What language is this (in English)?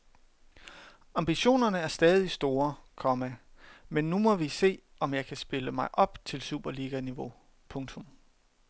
Danish